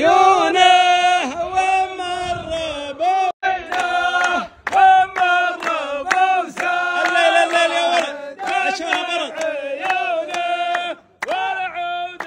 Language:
Arabic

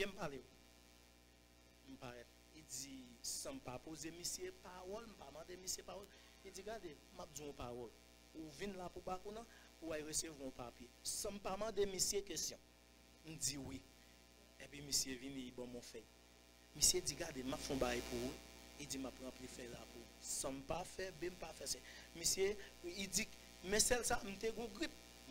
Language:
French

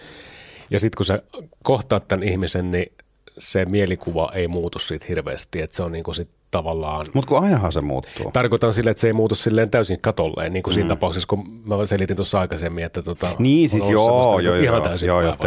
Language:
Finnish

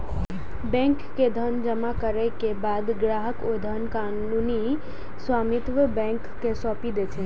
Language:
Maithili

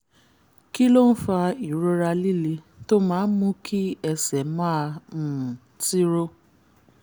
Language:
Yoruba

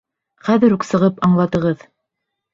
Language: Bashkir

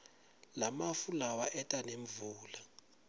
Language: Swati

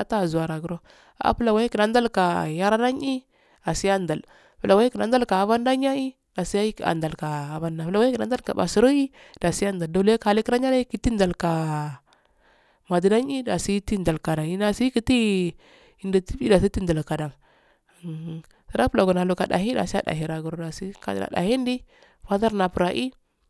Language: Afade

